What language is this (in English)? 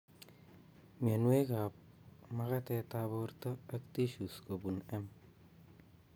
Kalenjin